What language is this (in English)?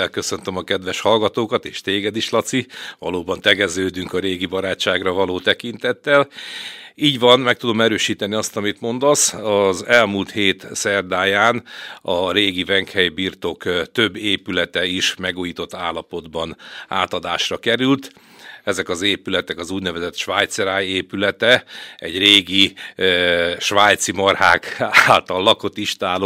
Hungarian